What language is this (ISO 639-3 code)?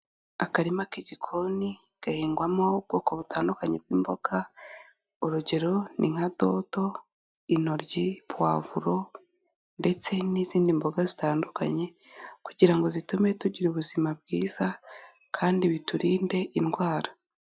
kin